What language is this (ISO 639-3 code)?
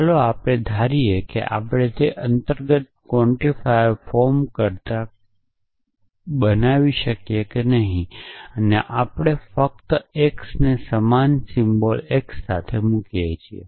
guj